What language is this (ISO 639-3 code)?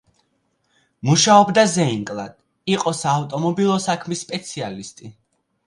kat